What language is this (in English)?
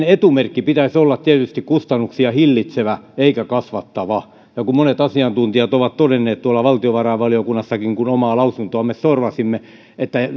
Finnish